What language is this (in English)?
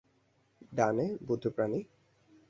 Bangla